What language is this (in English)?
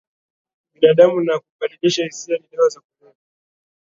Swahili